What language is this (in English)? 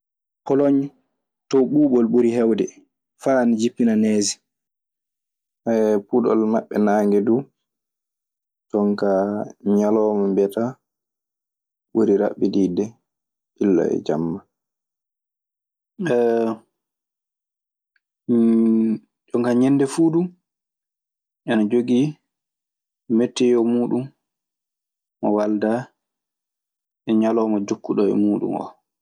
Maasina Fulfulde